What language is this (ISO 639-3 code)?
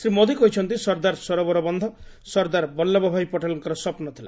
ori